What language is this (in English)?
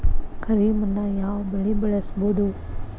Kannada